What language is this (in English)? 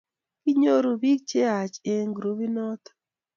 Kalenjin